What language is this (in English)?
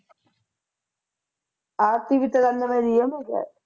Punjabi